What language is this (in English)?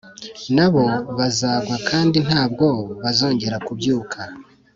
Kinyarwanda